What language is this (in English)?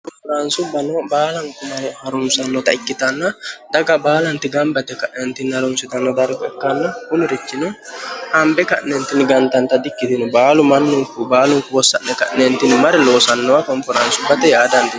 Sidamo